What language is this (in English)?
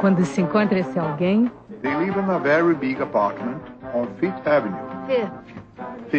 Portuguese